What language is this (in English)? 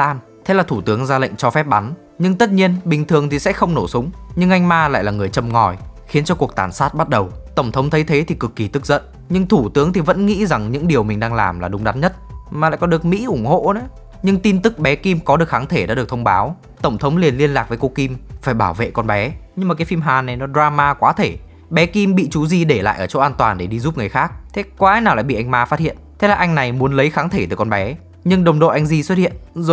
Vietnamese